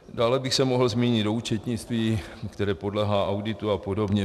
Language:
Czech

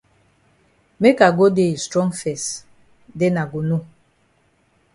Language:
Cameroon Pidgin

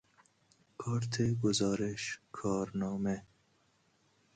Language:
Persian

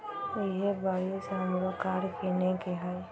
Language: Magahi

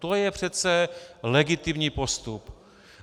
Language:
Czech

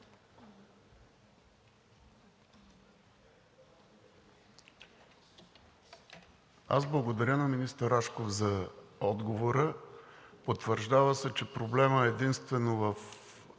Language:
Bulgarian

